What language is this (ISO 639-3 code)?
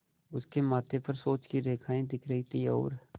hin